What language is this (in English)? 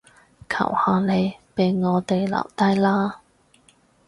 Cantonese